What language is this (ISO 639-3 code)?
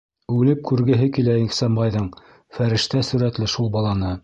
bak